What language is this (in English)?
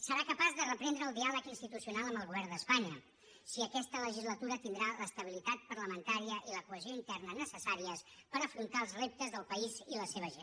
Catalan